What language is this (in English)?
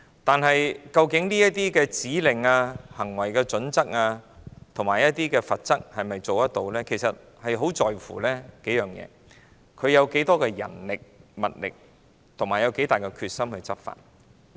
Cantonese